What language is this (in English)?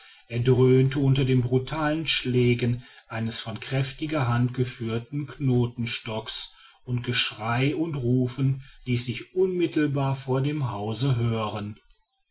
German